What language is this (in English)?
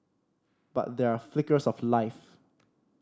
English